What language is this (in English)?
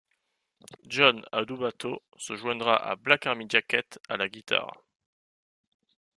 French